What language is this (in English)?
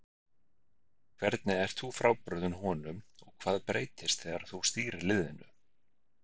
Icelandic